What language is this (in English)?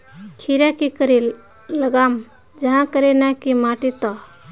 Magahi